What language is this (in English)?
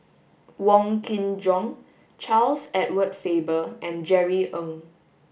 English